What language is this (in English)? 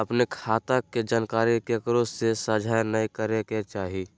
Magahi